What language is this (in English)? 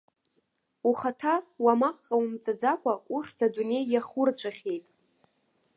Abkhazian